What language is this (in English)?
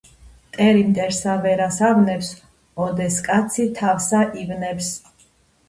Georgian